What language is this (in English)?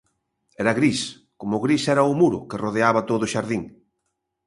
Galician